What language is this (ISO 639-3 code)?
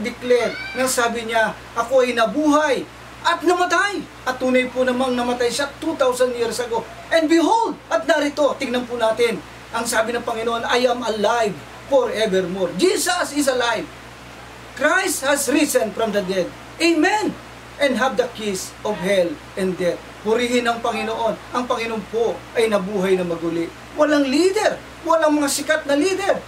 fil